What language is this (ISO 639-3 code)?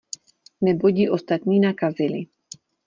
ces